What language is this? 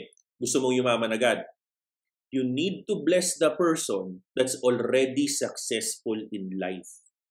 Filipino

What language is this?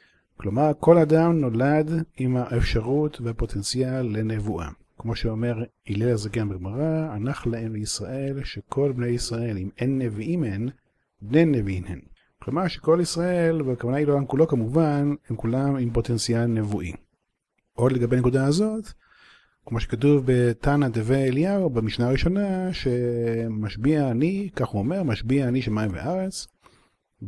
Hebrew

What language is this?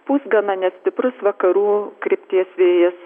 Lithuanian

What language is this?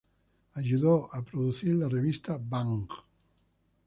Spanish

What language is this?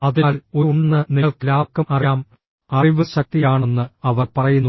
Malayalam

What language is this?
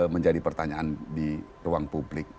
Indonesian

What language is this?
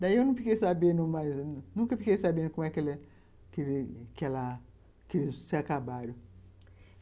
Portuguese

